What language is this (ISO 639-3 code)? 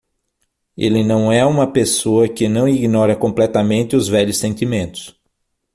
por